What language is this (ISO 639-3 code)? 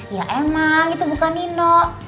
ind